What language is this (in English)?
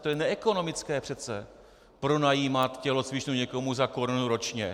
Czech